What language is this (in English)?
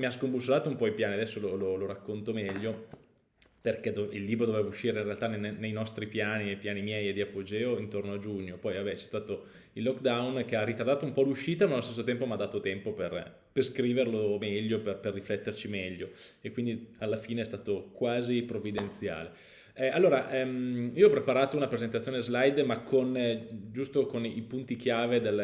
Italian